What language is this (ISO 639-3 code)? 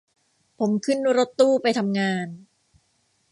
tha